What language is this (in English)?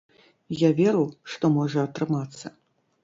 Belarusian